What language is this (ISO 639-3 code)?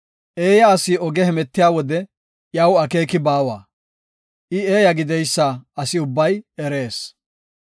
gof